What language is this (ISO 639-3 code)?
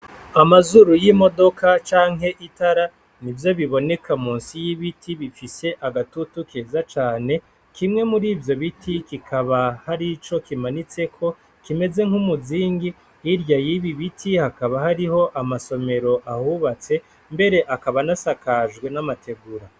run